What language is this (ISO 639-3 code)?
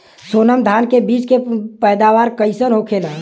bho